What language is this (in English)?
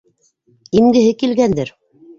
Bashkir